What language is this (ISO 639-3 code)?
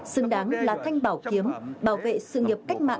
vie